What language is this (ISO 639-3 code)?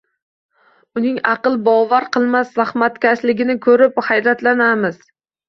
uzb